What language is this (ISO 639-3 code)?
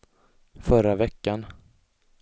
swe